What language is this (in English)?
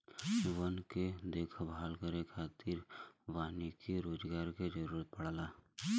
Bhojpuri